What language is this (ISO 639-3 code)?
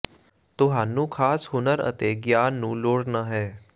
pan